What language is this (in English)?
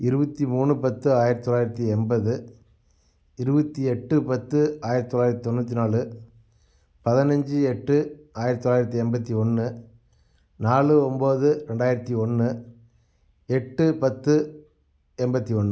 Tamil